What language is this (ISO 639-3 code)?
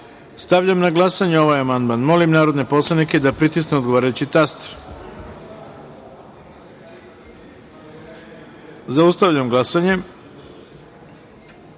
srp